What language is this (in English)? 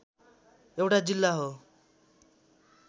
Nepali